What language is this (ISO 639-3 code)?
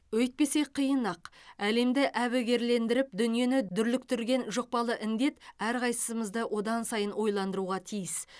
kaz